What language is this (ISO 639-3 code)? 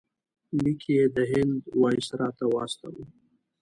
pus